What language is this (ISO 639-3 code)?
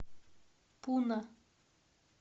rus